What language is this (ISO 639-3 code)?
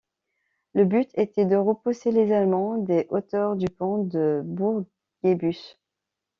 fra